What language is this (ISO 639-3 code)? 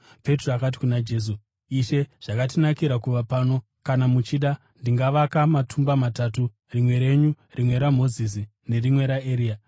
sna